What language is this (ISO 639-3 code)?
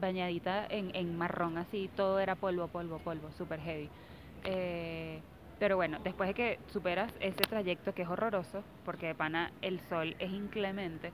spa